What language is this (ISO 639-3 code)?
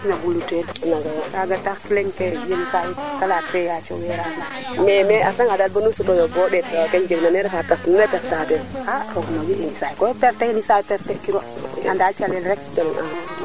srr